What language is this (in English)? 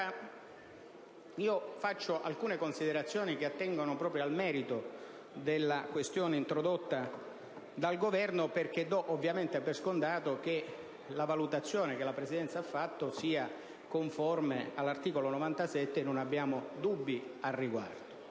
Italian